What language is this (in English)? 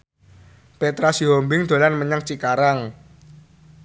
Javanese